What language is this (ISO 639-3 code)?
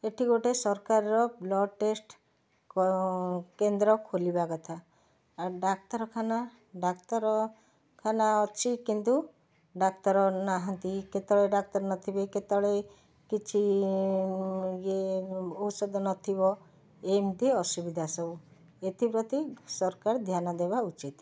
ori